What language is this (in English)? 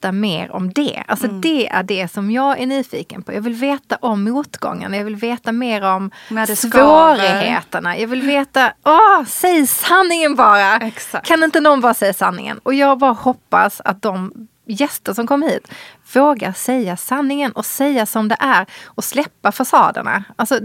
Swedish